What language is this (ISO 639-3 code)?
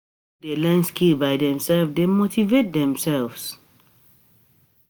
pcm